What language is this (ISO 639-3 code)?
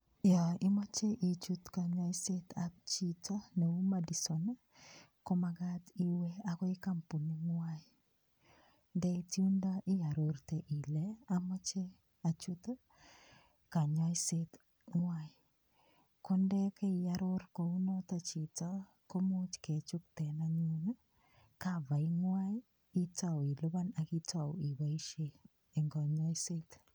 kln